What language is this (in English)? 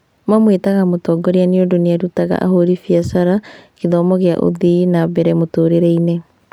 Kikuyu